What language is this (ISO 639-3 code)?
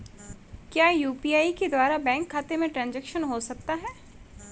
hin